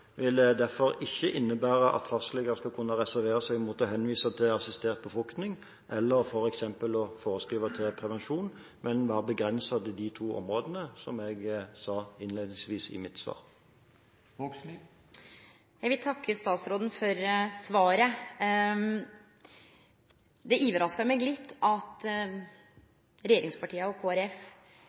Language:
Norwegian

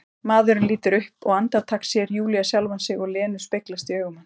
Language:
Icelandic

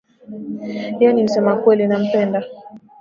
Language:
Swahili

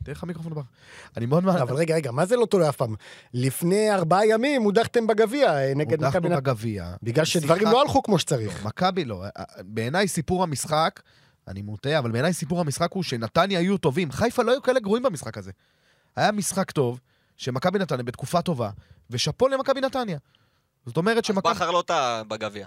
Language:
Hebrew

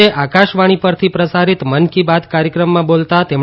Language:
Gujarati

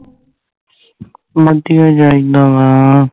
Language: Punjabi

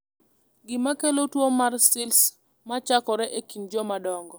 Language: Luo (Kenya and Tanzania)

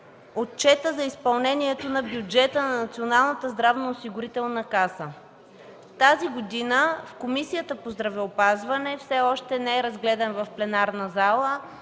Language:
Bulgarian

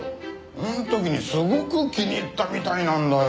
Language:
Japanese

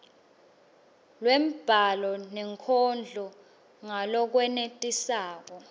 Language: Swati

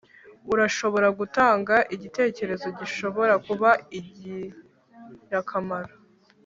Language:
Kinyarwanda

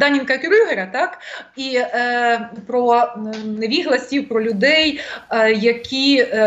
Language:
Ukrainian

